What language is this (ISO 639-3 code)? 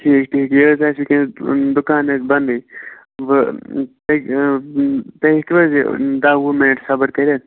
kas